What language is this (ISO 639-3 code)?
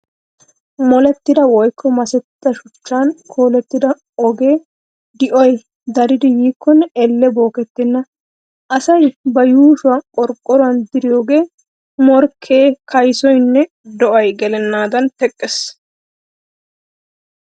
wal